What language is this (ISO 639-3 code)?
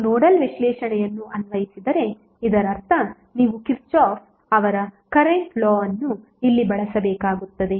kan